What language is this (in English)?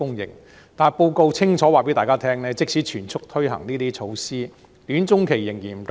Cantonese